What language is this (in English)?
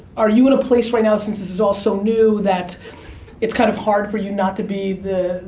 English